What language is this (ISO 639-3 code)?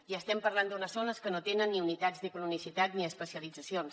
cat